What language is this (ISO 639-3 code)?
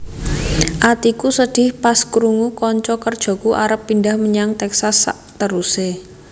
jav